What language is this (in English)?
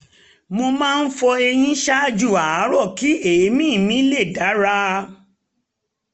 Yoruba